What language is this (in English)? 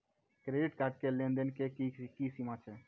Maithili